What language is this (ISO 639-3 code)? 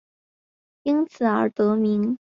zho